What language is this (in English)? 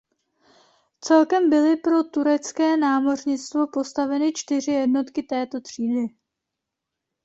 Czech